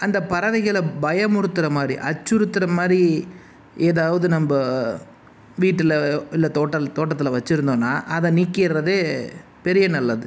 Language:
Tamil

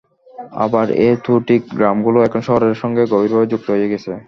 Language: Bangla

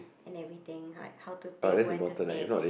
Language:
English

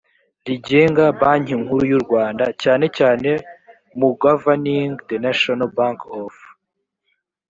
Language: Kinyarwanda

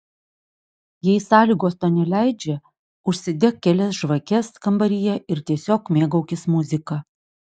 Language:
Lithuanian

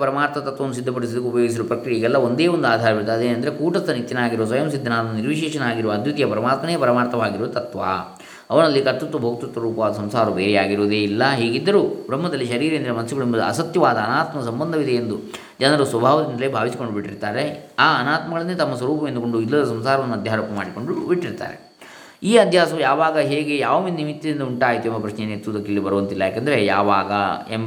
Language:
Kannada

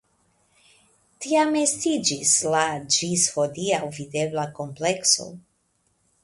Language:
Esperanto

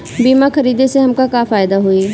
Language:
Bhojpuri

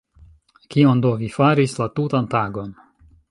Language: Esperanto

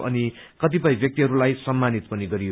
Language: Nepali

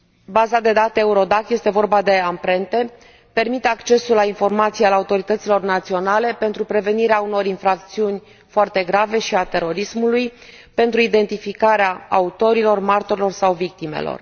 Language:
Romanian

